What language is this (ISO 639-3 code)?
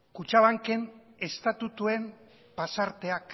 eus